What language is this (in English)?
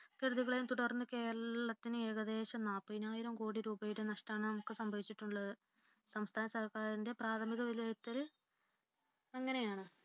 Malayalam